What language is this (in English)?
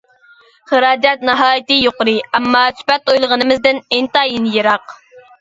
Uyghur